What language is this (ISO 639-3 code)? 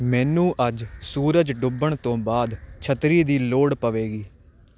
pan